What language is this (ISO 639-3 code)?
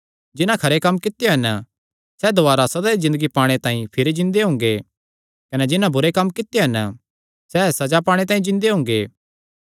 xnr